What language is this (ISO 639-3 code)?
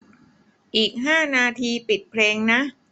tha